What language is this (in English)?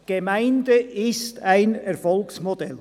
Swiss German